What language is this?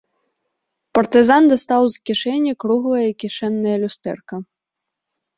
Belarusian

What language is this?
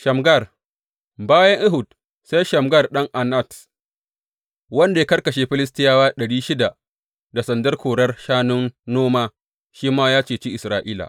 Hausa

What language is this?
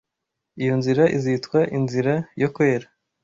Kinyarwanda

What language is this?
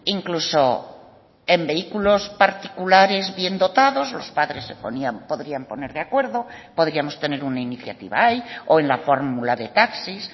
Spanish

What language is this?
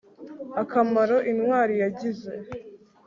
Kinyarwanda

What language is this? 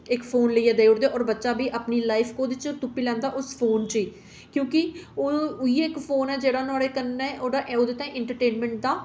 Dogri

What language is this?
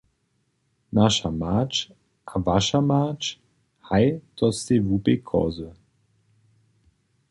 Upper Sorbian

